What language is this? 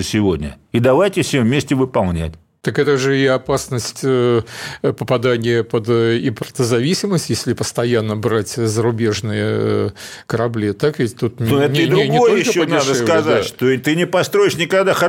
Russian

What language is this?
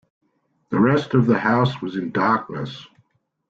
English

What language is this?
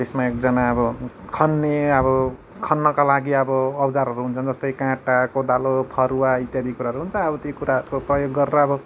Nepali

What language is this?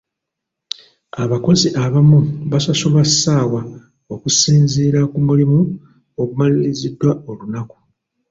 Ganda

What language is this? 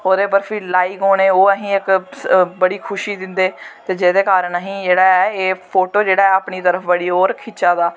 Dogri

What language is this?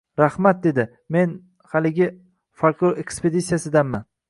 Uzbek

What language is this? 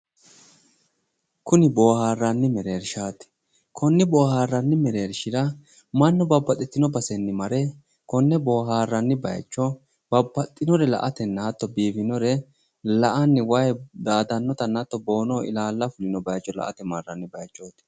Sidamo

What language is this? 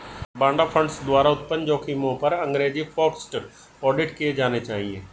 Hindi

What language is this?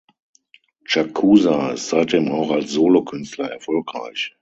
German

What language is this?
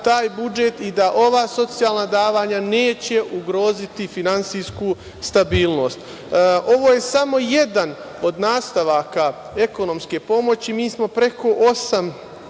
Serbian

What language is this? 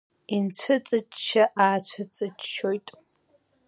Abkhazian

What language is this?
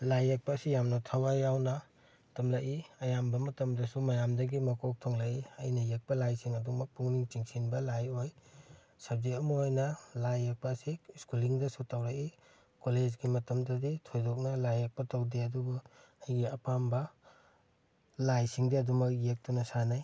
Manipuri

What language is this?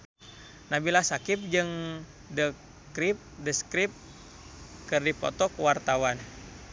Sundanese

